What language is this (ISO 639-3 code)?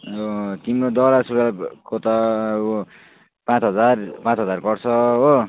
nep